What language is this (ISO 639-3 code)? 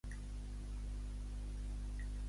cat